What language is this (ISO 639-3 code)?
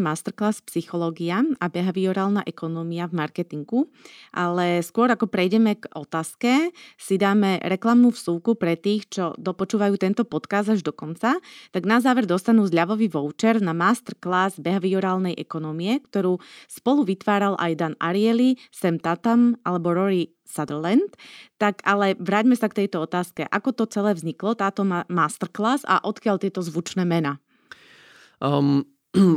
slk